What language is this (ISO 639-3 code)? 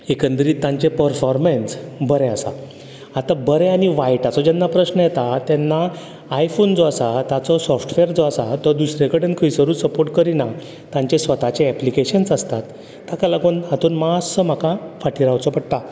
kok